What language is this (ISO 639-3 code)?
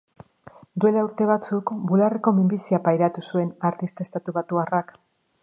eus